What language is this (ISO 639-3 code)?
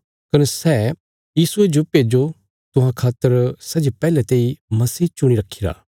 kfs